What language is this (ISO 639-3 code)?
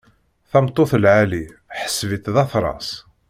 kab